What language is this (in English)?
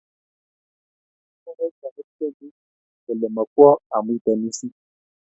Kalenjin